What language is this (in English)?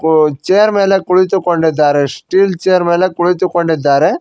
Kannada